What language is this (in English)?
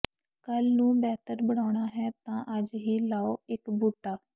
Punjabi